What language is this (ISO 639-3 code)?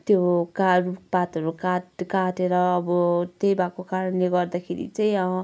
nep